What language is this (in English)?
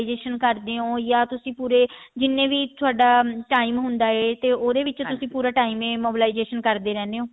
Punjabi